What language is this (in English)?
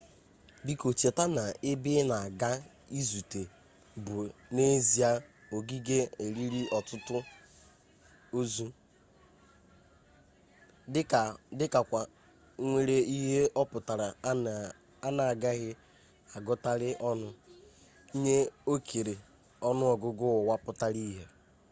Igbo